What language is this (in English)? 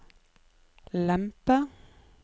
Norwegian